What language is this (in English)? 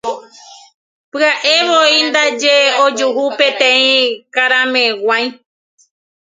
Guarani